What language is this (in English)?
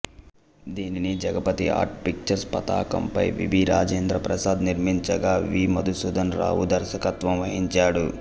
Telugu